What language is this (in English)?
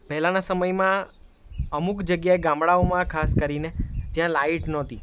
Gujarati